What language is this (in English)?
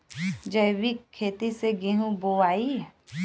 Bhojpuri